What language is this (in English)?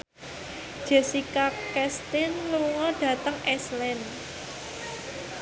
Javanese